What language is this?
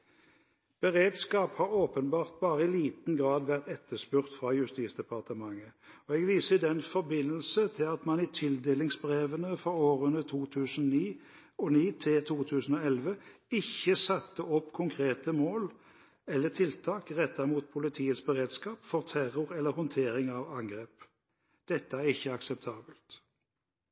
Norwegian Bokmål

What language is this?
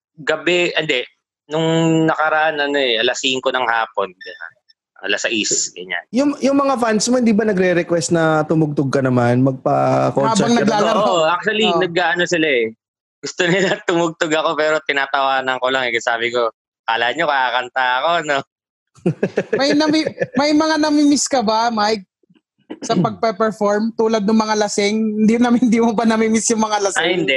Filipino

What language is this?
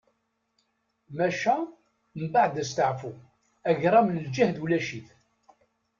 Kabyle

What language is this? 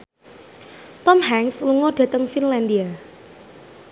Javanese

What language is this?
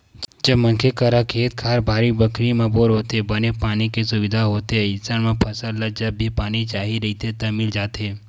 Chhattisgarhi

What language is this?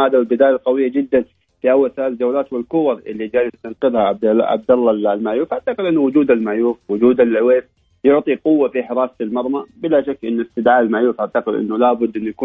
Arabic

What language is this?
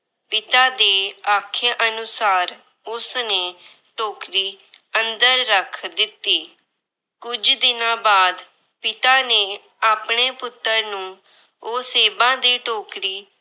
Punjabi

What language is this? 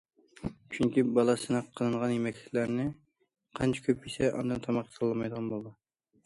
Uyghur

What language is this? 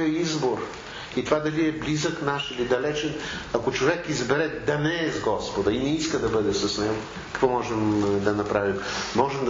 Bulgarian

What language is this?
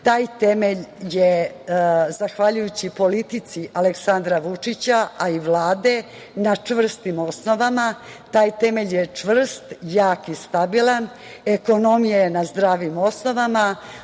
Serbian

